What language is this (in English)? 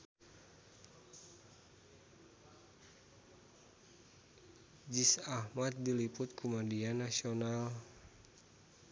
Sundanese